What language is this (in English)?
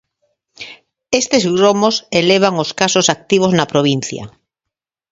Galician